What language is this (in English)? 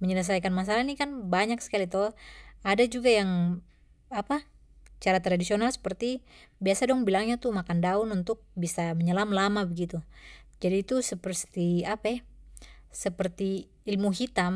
Papuan Malay